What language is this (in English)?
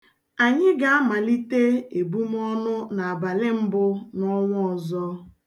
Igbo